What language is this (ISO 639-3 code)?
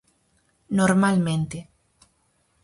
glg